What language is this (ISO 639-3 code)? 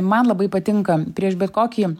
lit